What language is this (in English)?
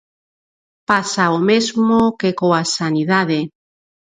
Galician